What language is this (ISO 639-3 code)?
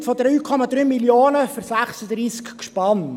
gsw